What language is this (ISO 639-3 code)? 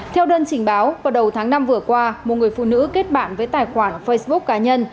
vie